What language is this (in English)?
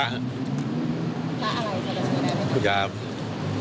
Thai